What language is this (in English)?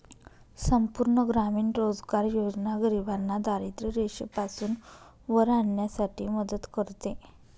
Marathi